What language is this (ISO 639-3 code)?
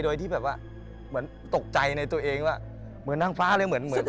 tha